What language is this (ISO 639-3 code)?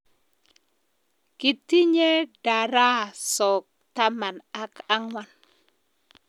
kln